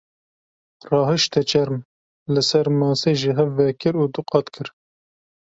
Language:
Kurdish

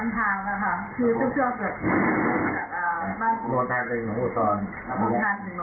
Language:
Thai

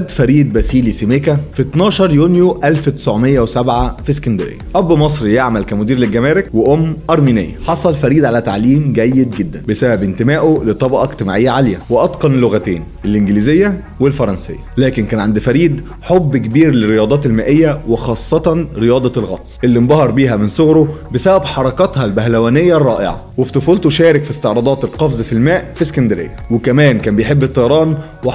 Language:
Arabic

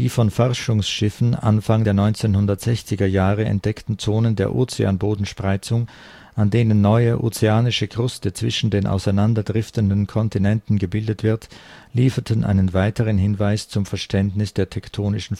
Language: German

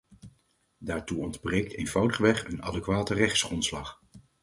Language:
Dutch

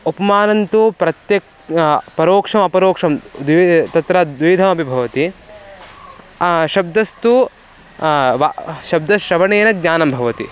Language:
Sanskrit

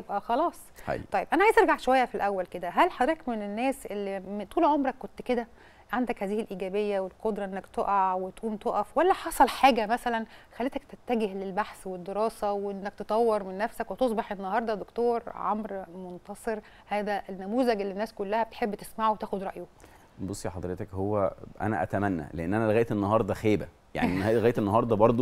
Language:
Arabic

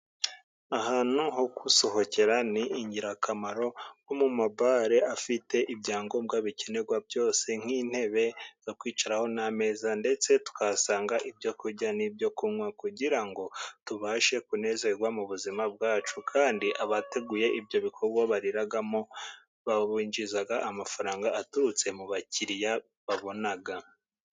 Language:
Kinyarwanda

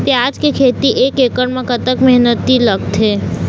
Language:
Chhattisgarhi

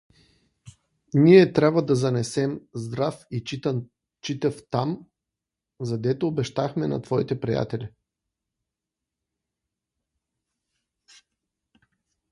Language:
Bulgarian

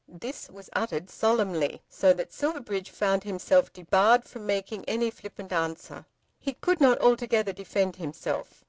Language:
English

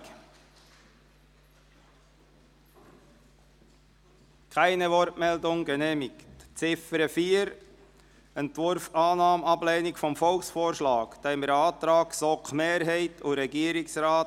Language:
Swiss German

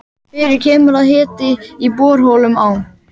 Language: Icelandic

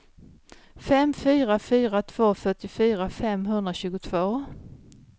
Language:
Swedish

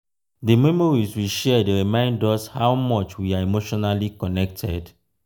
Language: Nigerian Pidgin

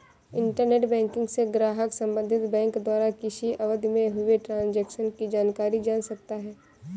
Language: Hindi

